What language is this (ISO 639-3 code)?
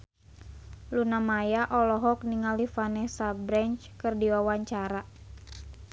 sun